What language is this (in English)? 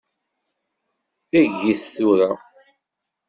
Kabyle